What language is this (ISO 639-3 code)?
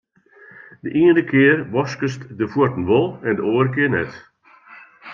fry